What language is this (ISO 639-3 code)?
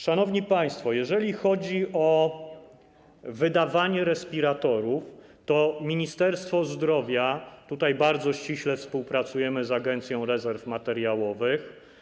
pol